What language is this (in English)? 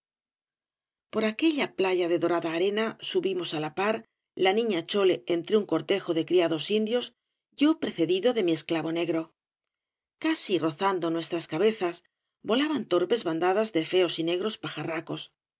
Spanish